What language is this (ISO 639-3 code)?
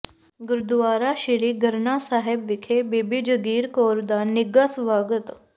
pan